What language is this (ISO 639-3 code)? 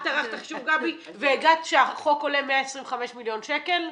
heb